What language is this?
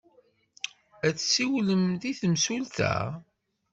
Kabyle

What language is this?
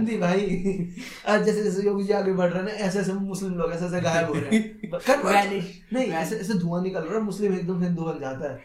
Hindi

